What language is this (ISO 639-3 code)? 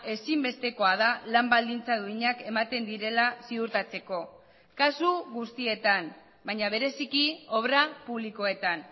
eus